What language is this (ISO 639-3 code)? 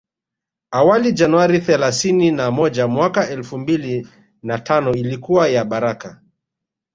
swa